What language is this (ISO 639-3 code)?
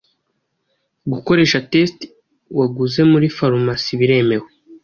kin